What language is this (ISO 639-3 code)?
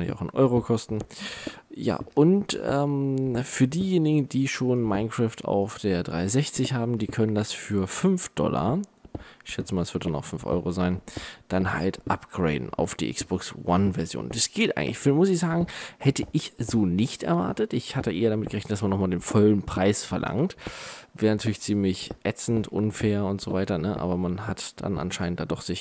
deu